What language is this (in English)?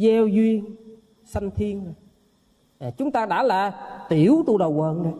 Vietnamese